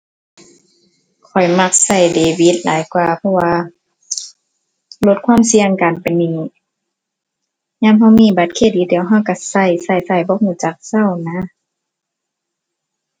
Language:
Thai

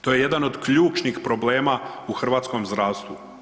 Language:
Croatian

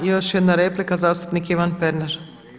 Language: Croatian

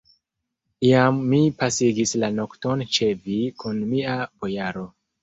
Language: Esperanto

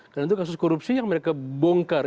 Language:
Indonesian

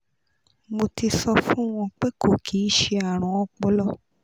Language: Yoruba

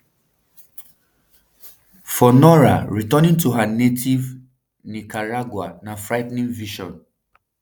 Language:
Nigerian Pidgin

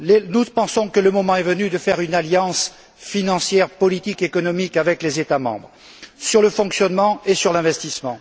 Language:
French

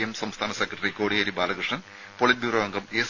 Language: Malayalam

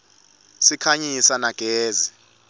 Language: Swati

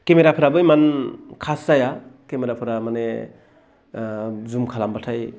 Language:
Bodo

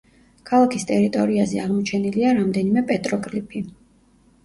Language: Georgian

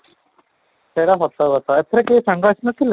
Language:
Odia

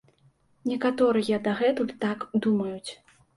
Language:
Belarusian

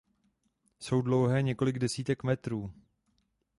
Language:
Czech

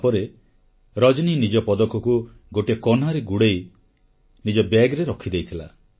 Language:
Odia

